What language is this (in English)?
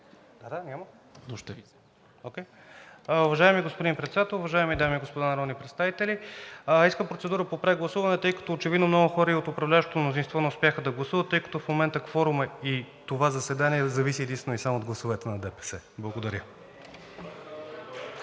Bulgarian